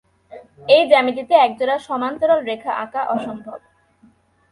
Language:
Bangla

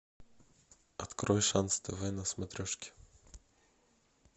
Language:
Russian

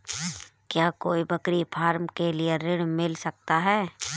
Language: Hindi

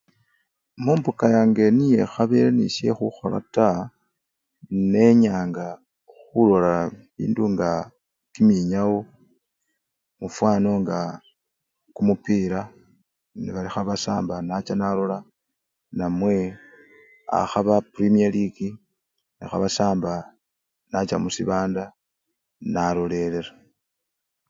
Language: Luyia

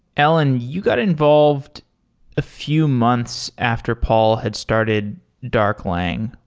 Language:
English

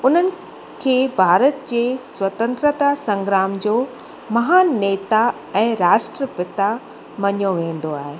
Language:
Sindhi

